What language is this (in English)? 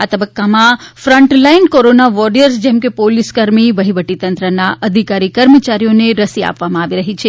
Gujarati